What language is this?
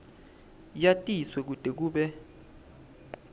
Swati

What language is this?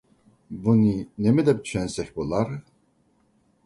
Uyghur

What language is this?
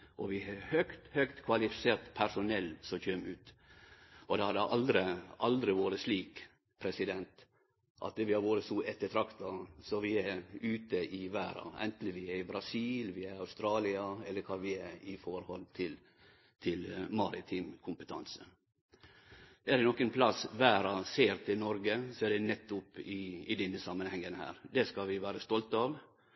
Norwegian Nynorsk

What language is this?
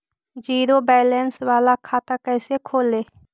Magahi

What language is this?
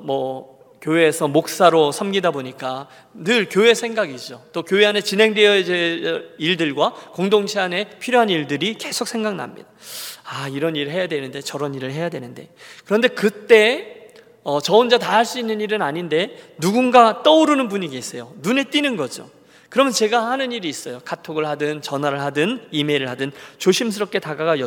Korean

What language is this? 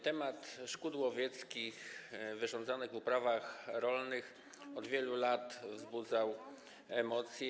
Polish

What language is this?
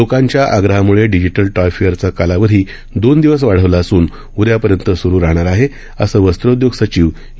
Marathi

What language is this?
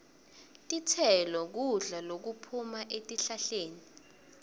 Swati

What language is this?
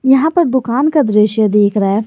Hindi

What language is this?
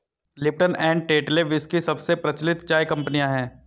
Hindi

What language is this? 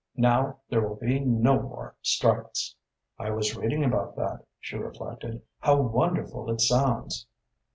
English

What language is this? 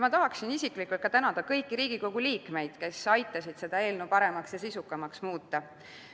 Estonian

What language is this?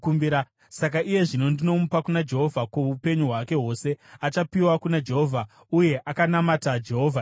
Shona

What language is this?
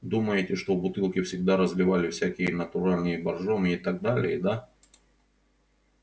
Russian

